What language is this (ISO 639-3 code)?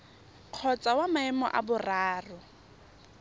tsn